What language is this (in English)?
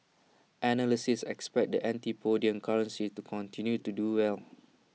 English